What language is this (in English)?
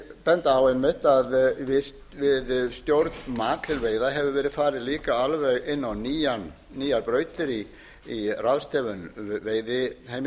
Icelandic